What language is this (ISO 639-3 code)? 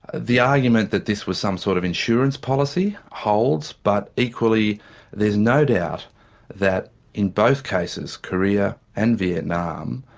eng